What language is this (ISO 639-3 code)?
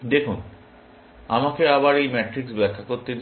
ben